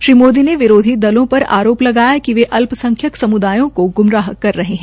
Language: Hindi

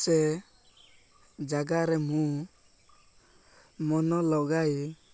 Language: Odia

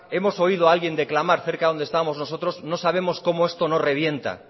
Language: Spanish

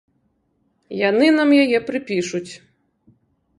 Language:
Belarusian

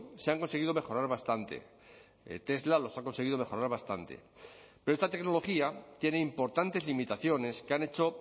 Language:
Spanish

